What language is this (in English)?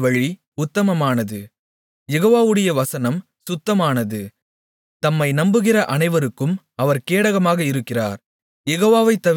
Tamil